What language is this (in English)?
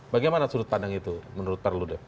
Indonesian